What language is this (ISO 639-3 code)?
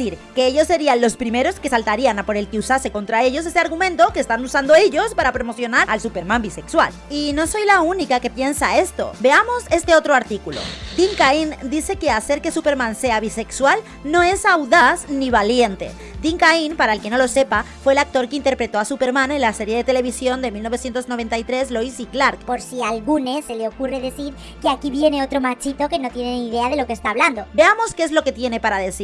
spa